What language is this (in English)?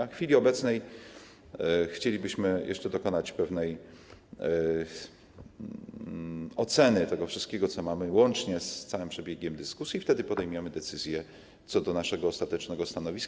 Polish